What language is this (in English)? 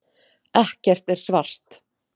Icelandic